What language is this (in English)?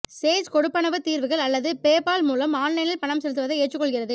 Tamil